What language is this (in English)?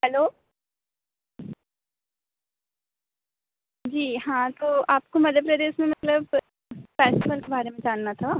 Hindi